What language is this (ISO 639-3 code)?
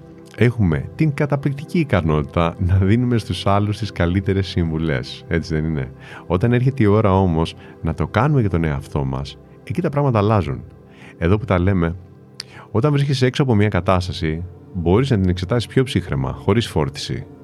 ell